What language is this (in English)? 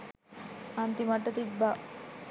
Sinhala